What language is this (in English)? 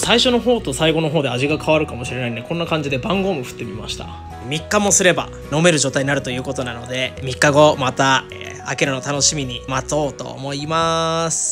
Japanese